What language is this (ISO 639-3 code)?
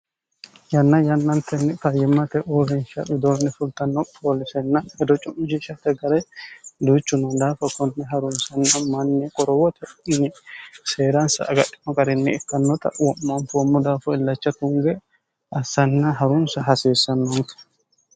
sid